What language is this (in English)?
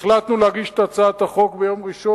Hebrew